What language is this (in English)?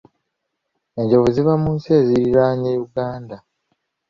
Ganda